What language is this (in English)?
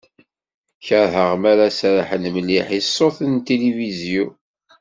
Kabyle